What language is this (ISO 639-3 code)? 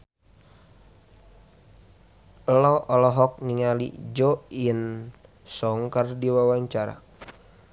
sun